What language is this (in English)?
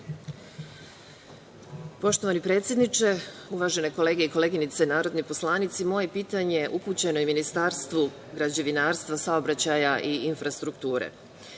Serbian